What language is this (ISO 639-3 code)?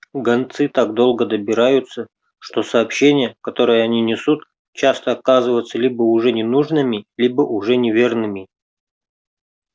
rus